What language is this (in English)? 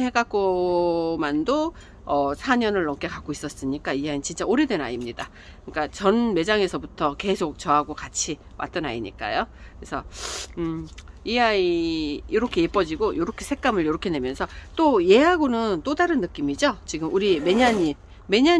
Korean